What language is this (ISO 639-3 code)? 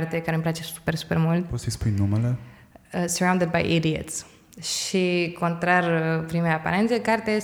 ron